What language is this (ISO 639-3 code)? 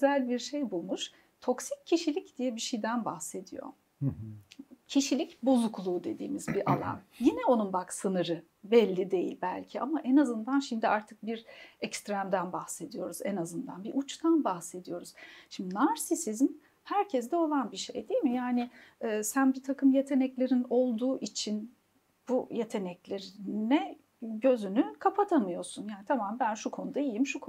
tur